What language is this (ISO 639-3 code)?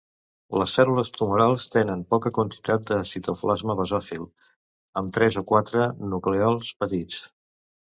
cat